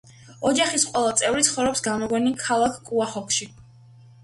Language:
Georgian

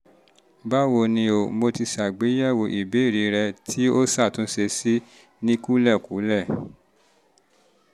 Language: Yoruba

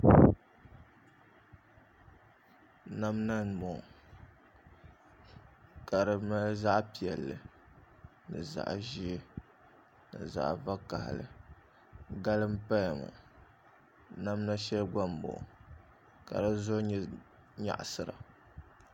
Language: Dagbani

